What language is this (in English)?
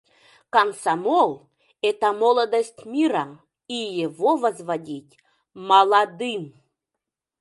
Mari